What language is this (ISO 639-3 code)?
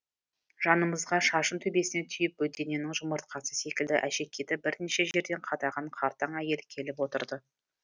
kaz